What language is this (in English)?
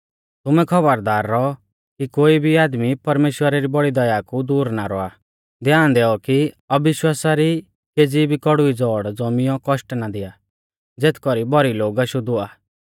Mahasu Pahari